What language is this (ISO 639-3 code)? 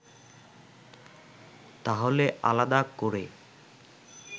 ben